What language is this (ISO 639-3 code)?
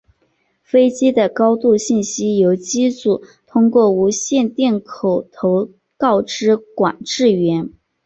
zho